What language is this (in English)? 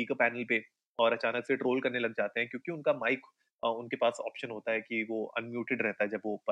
Hindi